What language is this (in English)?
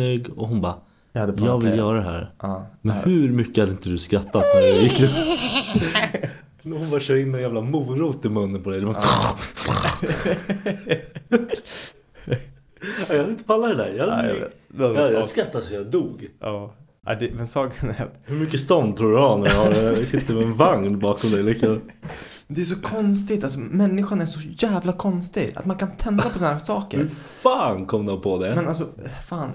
Swedish